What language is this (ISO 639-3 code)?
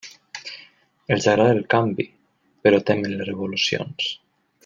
cat